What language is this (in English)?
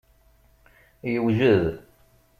Kabyle